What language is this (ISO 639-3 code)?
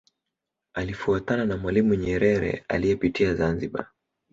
swa